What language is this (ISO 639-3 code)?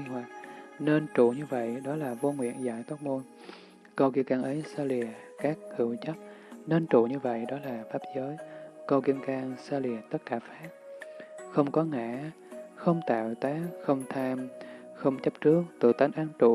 vie